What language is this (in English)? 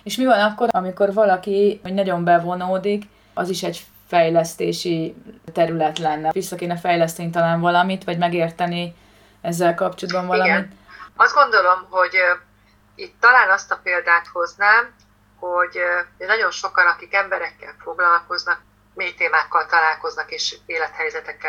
Hungarian